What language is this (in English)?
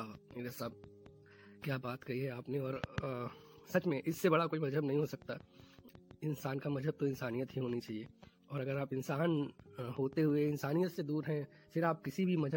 Hindi